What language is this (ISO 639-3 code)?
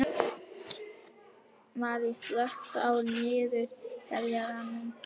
isl